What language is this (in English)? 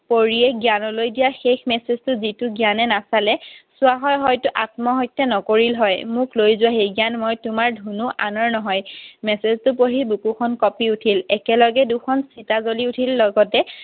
Assamese